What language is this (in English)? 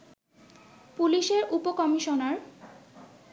Bangla